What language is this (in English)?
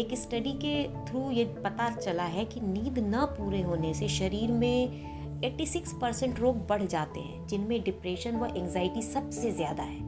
Hindi